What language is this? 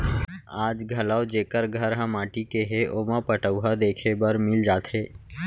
Chhattisgarhi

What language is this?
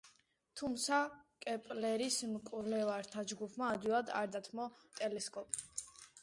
Georgian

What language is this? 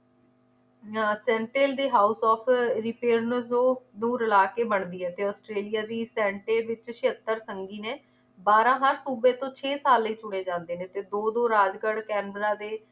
Punjabi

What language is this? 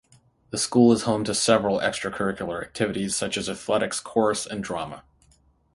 English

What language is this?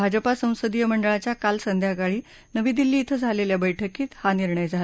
Marathi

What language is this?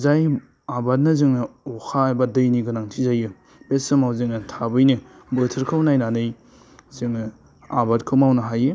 Bodo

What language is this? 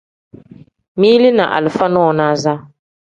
Tem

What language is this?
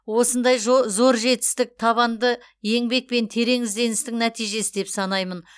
Kazakh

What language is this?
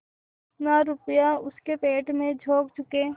Hindi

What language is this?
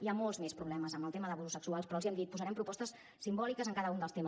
Catalan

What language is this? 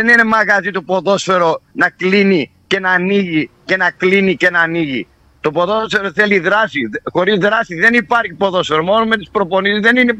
Greek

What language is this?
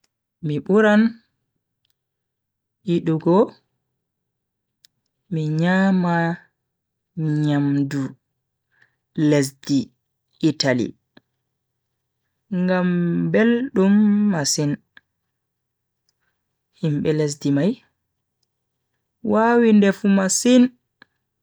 Bagirmi Fulfulde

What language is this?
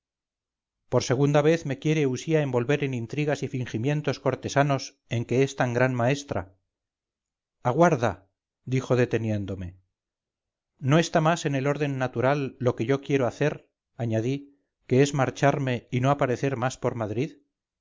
Spanish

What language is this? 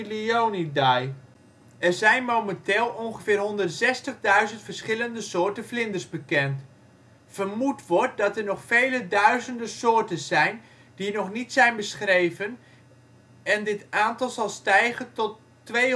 Dutch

